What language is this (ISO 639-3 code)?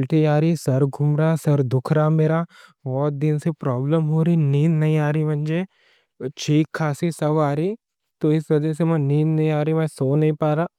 dcc